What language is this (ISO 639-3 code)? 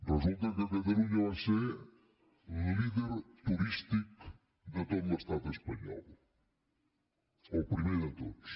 cat